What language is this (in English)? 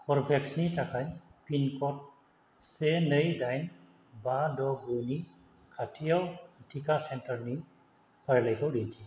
Bodo